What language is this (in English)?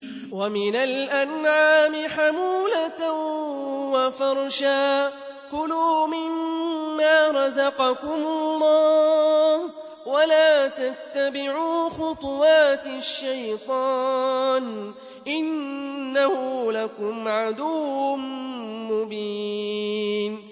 Arabic